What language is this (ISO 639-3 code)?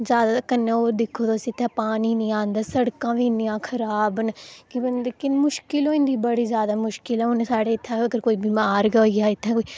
doi